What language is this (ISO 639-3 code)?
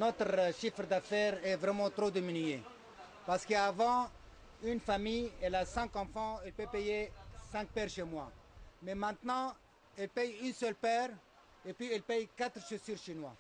fra